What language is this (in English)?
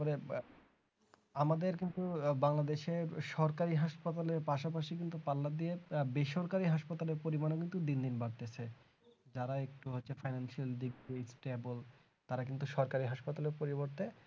Bangla